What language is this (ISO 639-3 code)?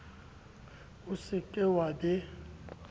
sot